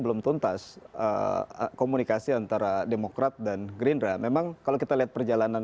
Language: Indonesian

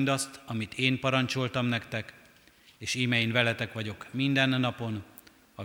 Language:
Hungarian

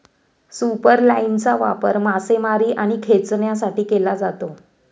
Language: Marathi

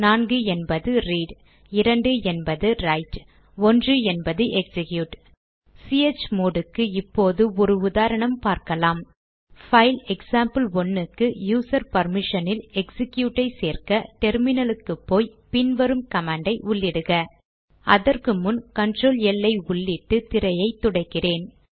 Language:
Tamil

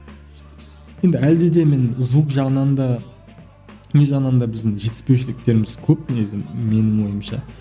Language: Kazakh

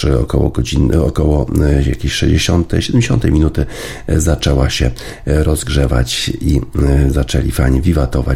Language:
Polish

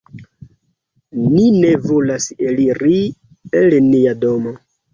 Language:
Esperanto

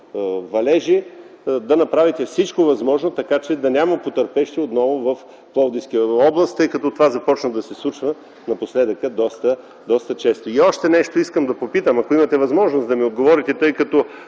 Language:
Bulgarian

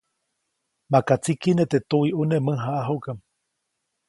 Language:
Copainalá Zoque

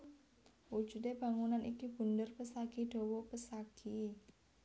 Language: Javanese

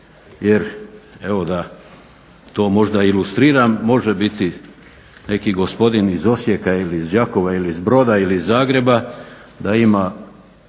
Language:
Croatian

